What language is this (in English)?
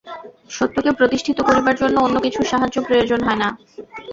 Bangla